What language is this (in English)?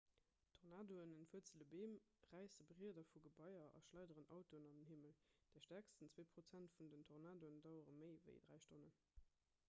Luxembourgish